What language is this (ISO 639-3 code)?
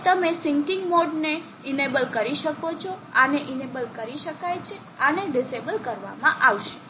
guj